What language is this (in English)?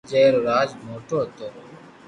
Loarki